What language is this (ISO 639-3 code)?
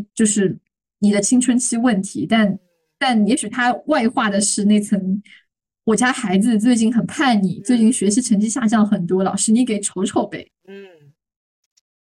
zho